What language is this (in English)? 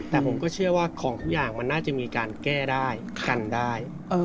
Thai